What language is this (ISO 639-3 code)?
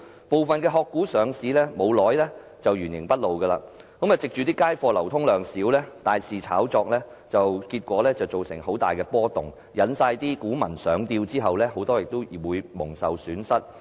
yue